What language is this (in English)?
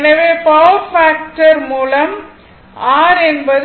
Tamil